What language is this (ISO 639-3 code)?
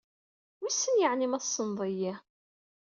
kab